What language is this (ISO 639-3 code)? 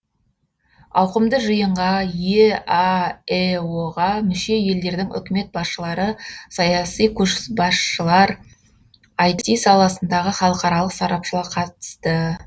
kaz